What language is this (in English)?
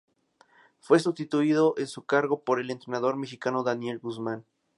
Spanish